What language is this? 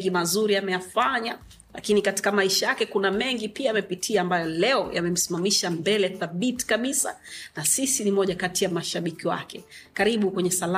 Swahili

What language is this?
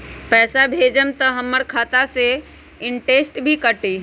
Magahi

